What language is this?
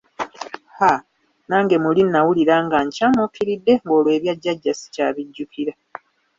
Ganda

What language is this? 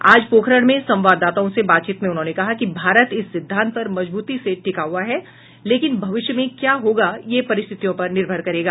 Hindi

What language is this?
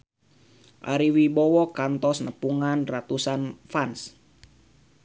Sundanese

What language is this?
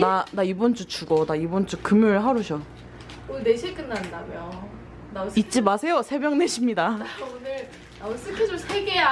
Korean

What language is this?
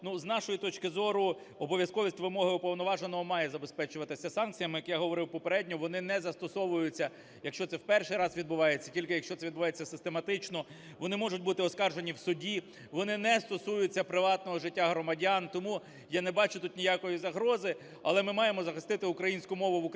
Ukrainian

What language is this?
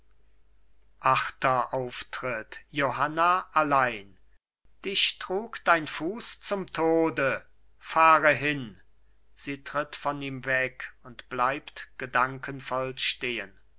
German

